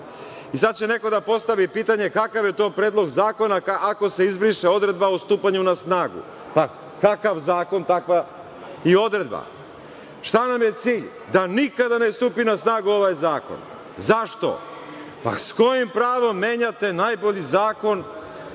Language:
Serbian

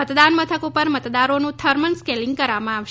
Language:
Gujarati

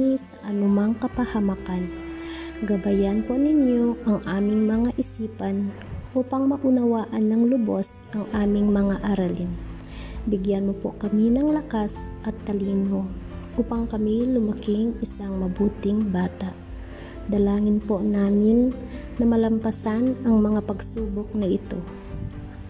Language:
Filipino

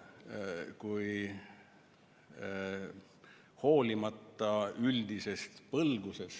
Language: Estonian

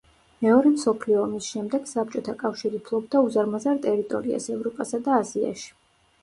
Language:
Georgian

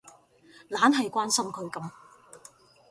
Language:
Cantonese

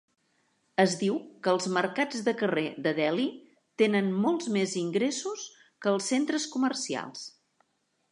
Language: Catalan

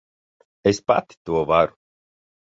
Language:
Latvian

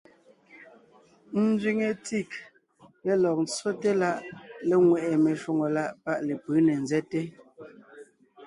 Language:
Ngiemboon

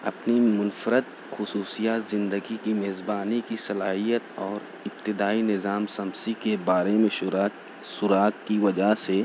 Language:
Urdu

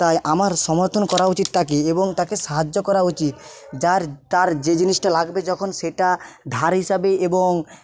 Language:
Bangla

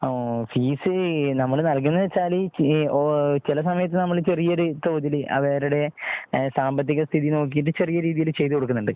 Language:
Malayalam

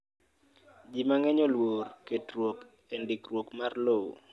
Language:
Luo (Kenya and Tanzania)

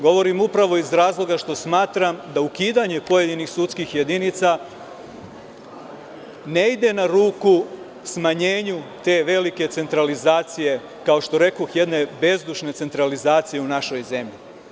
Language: Serbian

